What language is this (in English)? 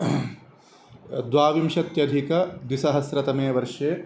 Sanskrit